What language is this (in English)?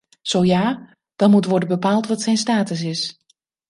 Dutch